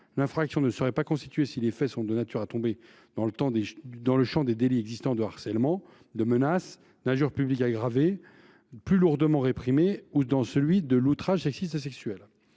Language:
French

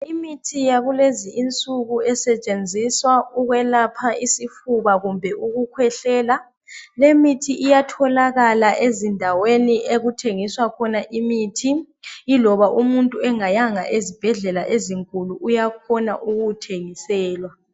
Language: North Ndebele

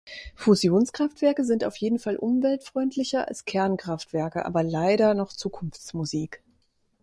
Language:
German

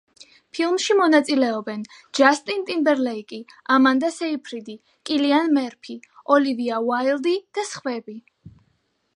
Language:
Georgian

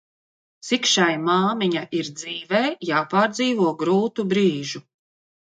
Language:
Latvian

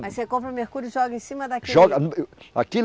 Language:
Portuguese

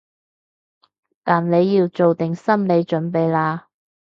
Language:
Cantonese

